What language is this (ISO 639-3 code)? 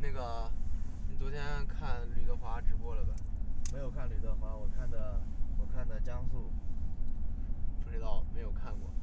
zho